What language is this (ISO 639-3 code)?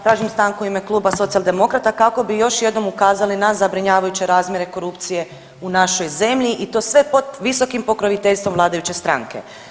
hrv